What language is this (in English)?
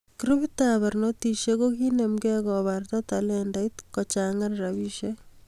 Kalenjin